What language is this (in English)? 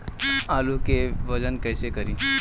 Bhojpuri